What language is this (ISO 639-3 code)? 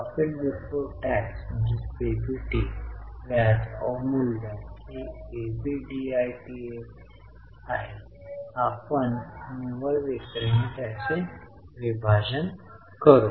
mar